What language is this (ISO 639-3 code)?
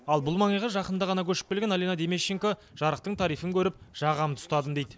kaz